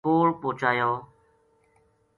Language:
Gujari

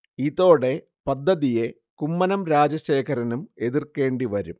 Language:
Malayalam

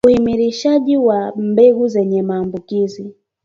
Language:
Swahili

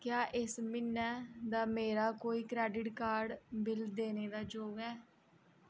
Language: Dogri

